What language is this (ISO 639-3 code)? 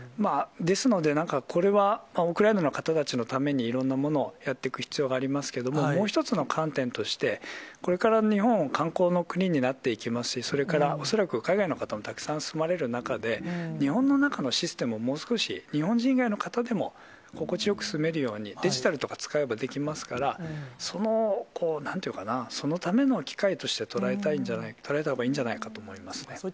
jpn